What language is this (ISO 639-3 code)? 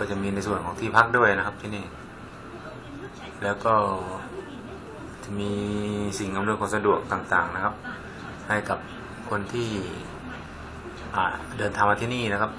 tha